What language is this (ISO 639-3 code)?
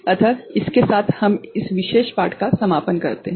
hin